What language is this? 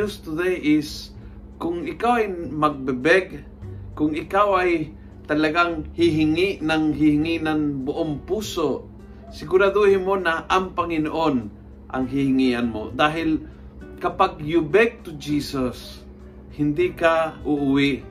Filipino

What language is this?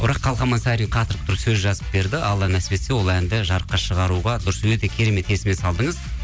Kazakh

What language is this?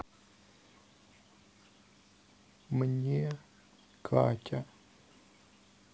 Russian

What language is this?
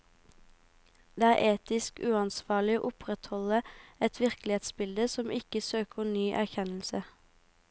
Norwegian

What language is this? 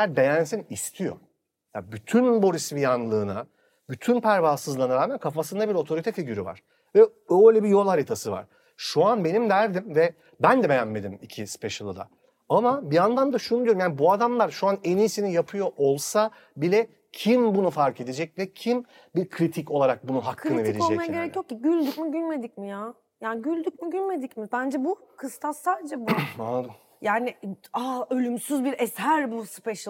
Turkish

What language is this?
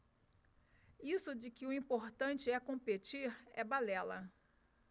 Portuguese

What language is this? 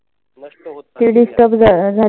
Marathi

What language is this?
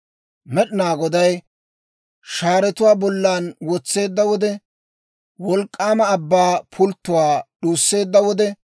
Dawro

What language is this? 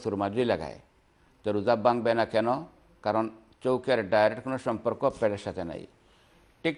Arabic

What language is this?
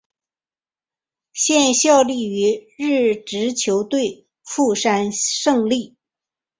Chinese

